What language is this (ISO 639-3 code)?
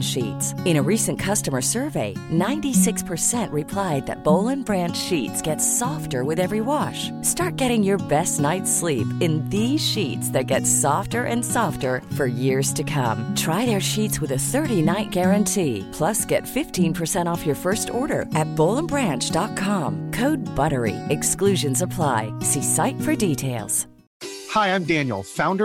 urd